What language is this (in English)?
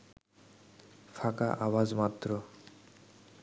Bangla